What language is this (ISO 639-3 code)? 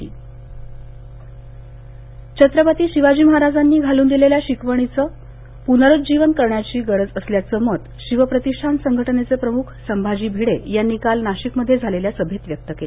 mar